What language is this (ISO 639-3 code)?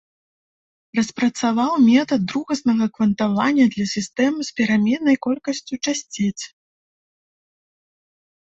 bel